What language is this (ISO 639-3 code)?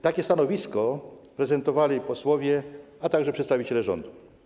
pol